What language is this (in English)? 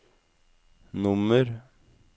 Norwegian